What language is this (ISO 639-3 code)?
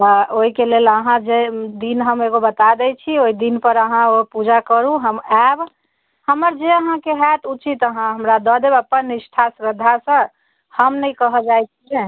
mai